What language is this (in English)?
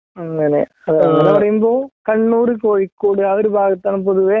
Malayalam